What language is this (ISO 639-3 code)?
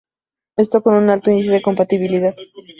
spa